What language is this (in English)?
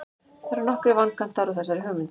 Icelandic